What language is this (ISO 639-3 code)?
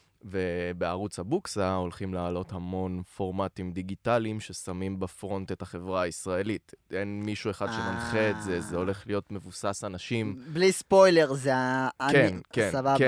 heb